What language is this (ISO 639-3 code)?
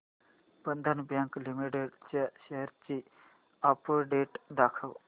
mar